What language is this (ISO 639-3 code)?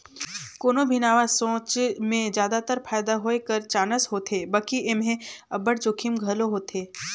hne